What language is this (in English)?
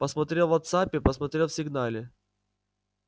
Russian